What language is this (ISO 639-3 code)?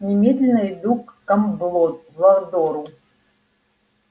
rus